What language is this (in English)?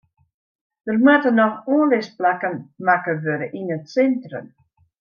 Western Frisian